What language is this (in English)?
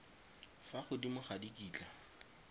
Tswana